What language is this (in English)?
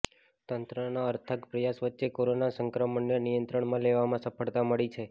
Gujarati